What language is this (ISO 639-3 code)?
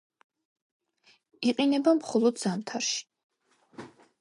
kat